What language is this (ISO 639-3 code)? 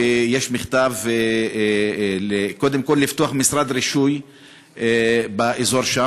heb